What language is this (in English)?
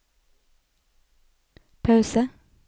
Norwegian